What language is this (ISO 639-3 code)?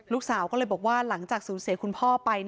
tha